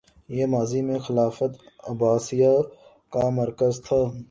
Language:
Urdu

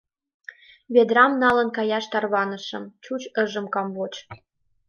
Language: Mari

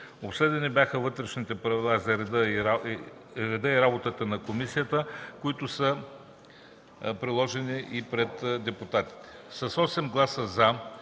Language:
Bulgarian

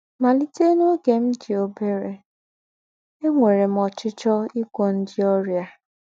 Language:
Igbo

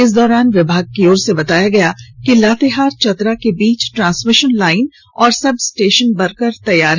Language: Hindi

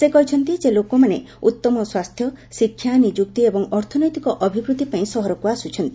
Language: Odia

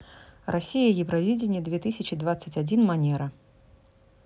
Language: Russian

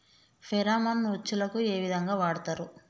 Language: Telugu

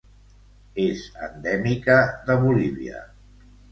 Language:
Catalan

